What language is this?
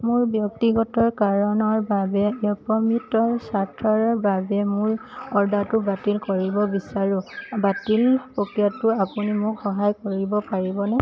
Assamese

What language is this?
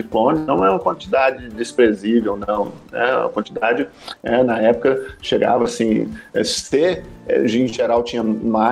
Portuguese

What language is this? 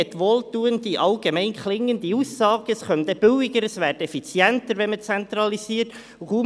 Swiss German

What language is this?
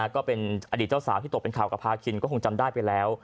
Thai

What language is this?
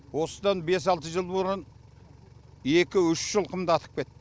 Kazakh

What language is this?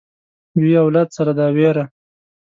Pashto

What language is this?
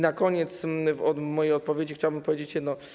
Polish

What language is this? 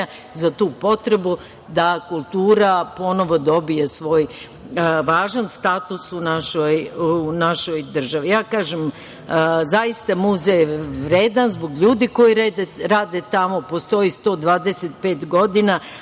Serbian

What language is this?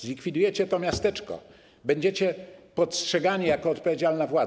Polish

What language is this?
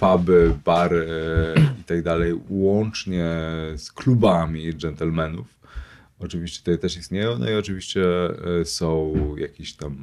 Polish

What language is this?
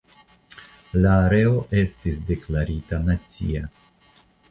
Esperanto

